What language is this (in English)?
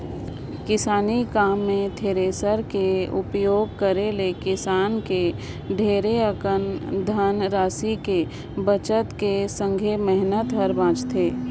Chhattisgarhi